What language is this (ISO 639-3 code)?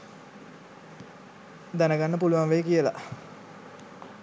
sin